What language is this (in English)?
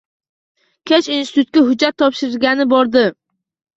Uzbek